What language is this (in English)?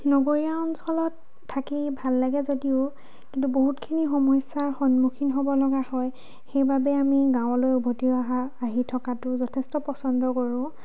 Assamese